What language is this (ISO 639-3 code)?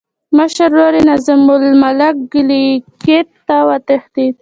pus